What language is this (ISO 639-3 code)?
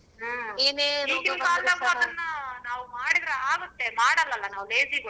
kan